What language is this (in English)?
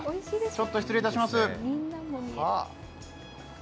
Japanese